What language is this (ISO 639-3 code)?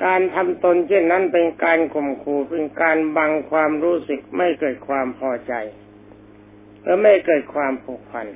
tha